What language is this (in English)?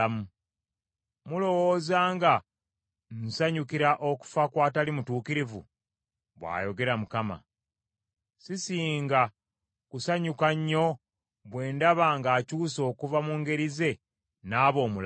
Ganda